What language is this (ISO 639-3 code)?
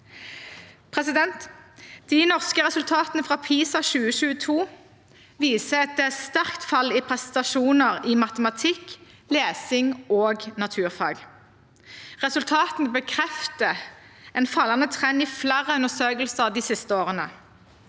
nor